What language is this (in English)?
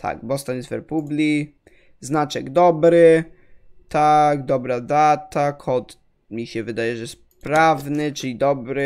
Polish